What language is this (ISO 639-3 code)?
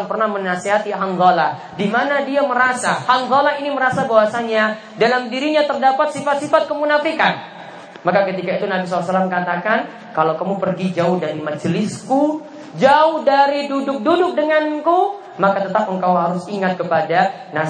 ind